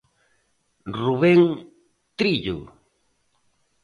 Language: Galician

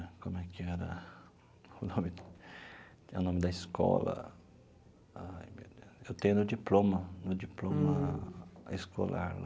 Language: Portuguese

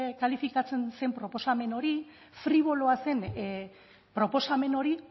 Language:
Basque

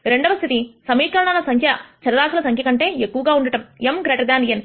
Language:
Telugu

